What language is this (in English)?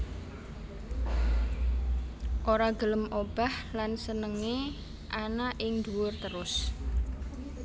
Javanese